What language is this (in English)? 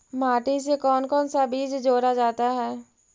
Magahi